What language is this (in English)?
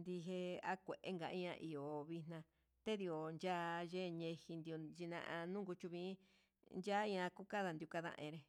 Huitepec Mixtec